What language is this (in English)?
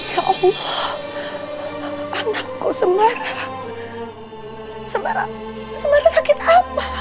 Indonesian